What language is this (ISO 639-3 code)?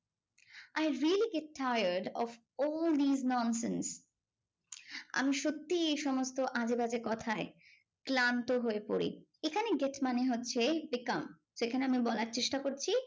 ben